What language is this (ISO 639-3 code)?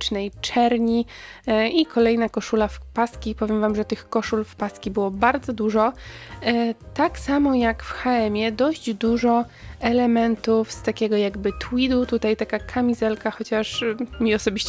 pol